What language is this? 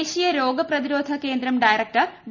Malayalam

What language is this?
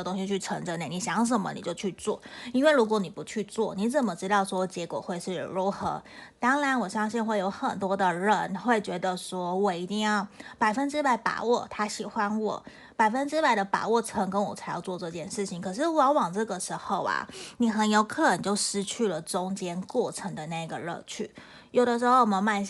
Chinese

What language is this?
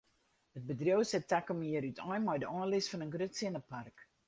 Western Frisian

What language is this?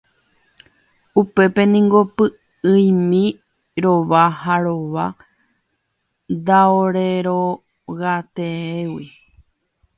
Guarani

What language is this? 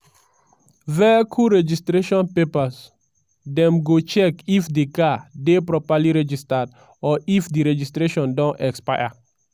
Nigerian Pidgin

